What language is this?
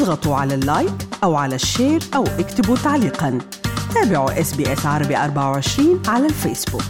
Arabic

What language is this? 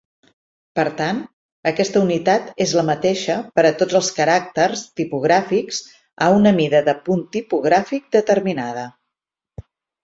Catalan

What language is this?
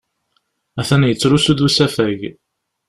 Kabyle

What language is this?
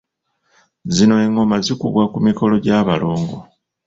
Ganda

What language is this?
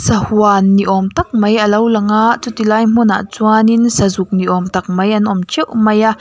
Mizo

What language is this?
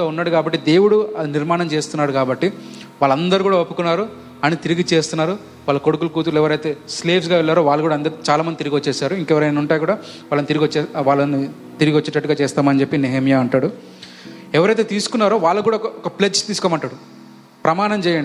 Telugu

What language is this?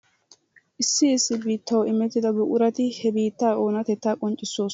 Wolaytta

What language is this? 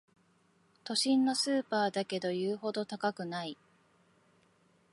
Japanese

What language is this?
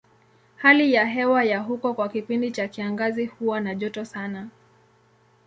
Swahili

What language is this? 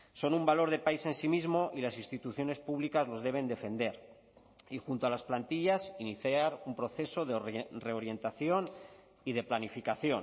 Spanish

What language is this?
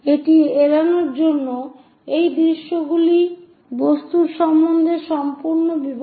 Bangla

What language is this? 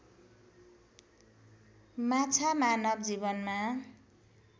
Nepali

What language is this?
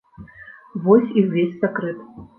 Belarusian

